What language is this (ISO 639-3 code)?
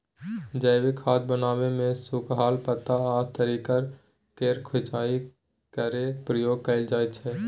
mai